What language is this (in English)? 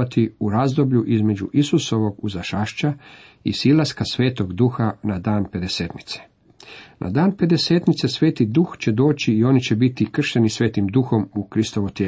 Croatian